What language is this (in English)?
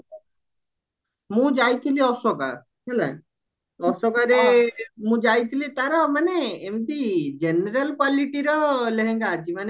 Odia